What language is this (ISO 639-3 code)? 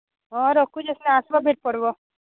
ori